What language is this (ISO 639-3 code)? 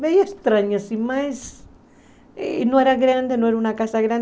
por